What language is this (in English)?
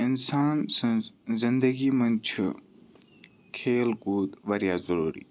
Kashmiri